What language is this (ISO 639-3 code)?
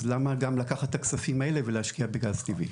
heb